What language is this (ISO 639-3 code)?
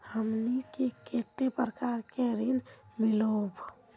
mag